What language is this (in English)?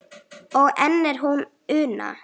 Icelandic